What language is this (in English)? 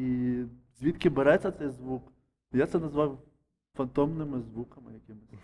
Ukrainian